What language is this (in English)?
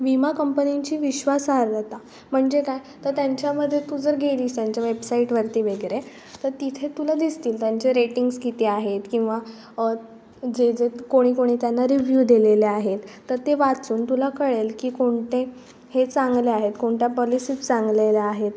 Marathi